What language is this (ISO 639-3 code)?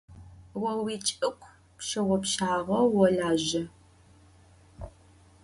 ady